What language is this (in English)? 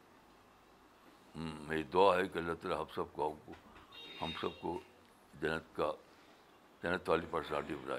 Urdu